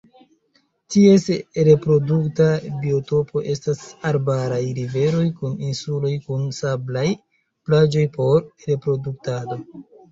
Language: Esperanto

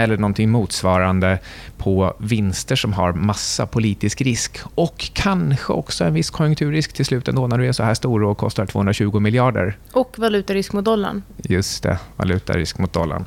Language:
Swedish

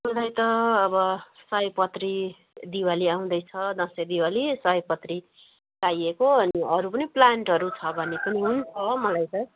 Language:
Nepali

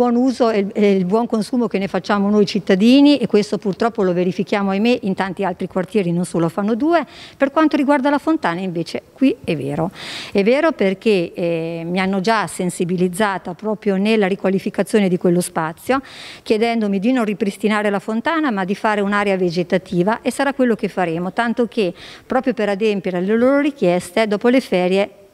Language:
Italian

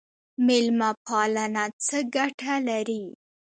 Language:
Pashto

